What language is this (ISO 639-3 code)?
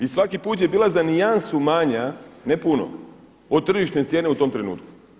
hrv